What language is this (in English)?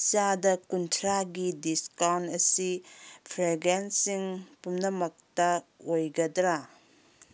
Manipuri